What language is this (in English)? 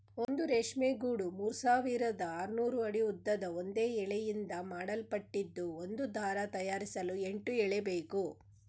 Kannada